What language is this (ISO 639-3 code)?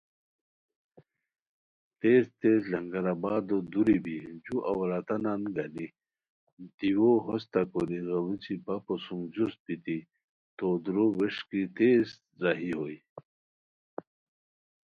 khw